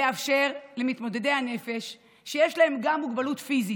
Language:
Hebrew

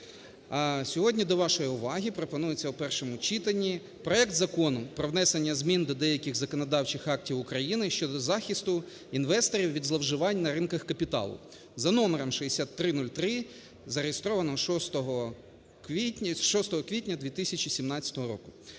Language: Ukrainian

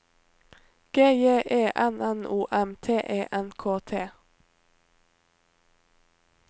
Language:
Norwegian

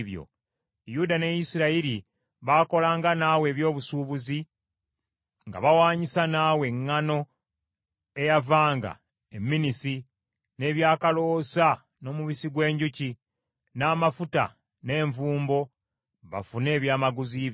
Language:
Ganda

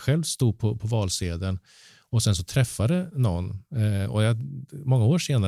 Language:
Swedish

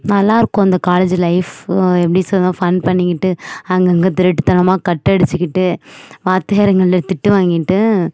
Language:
Tamil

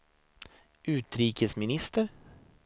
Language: Swedish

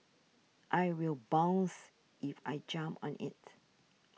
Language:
English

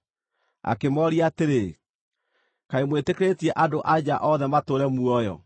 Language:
Kikuyu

